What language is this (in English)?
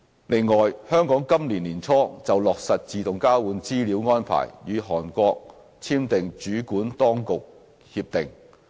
Cantonese